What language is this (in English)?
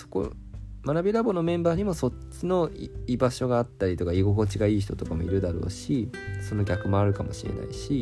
Japanese